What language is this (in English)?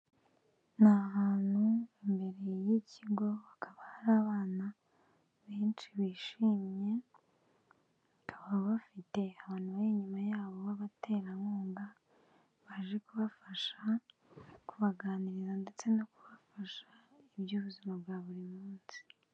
Kinyarwanda